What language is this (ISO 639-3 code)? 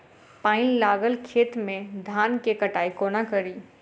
mai